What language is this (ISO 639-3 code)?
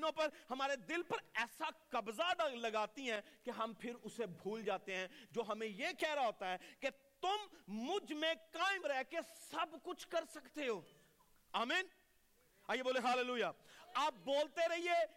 urd